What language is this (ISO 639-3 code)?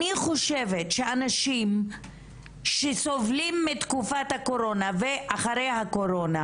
heb